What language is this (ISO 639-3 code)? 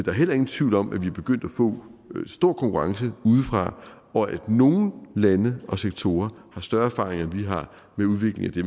dan